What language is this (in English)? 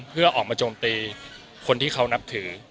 Thai